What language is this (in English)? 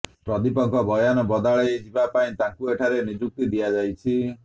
Odia